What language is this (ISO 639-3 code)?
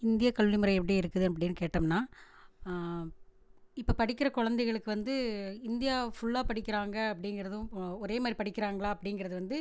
tam